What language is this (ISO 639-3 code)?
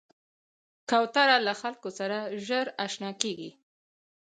pus